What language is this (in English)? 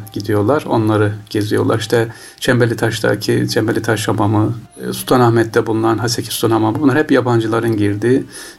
Turkish